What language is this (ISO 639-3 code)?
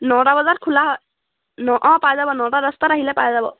asm